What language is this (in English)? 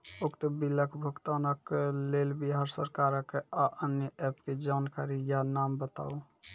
Maithili